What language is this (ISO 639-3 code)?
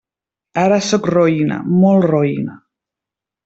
cat